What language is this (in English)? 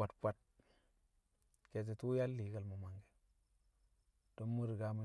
Kamo